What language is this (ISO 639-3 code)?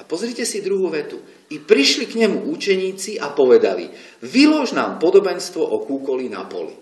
slk